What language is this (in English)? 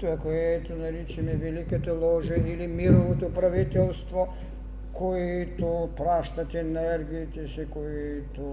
Bulgarian